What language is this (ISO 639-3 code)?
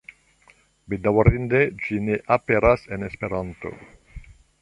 epo